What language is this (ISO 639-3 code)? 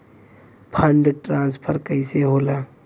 bho